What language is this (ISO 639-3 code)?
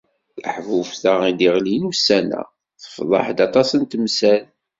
kab